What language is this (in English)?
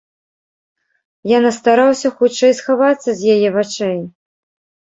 Belarusian